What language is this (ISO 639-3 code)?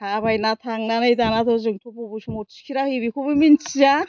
brx